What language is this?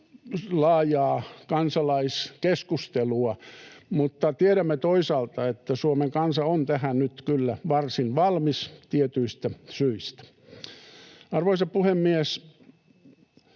Finnish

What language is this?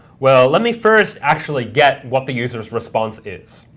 English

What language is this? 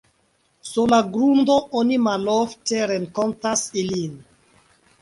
Esperanto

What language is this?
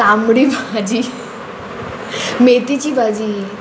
Konkani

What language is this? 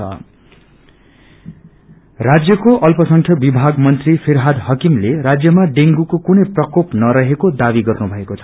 Nepali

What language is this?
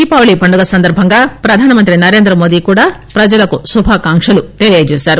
Telugu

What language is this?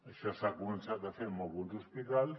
Catalan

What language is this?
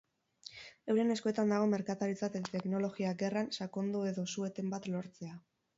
Basque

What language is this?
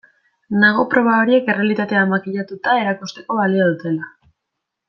Basque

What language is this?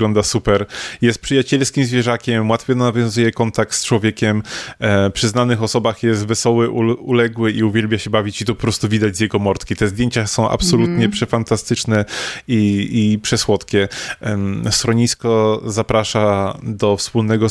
Polish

